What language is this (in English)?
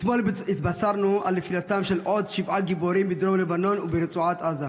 Hebrew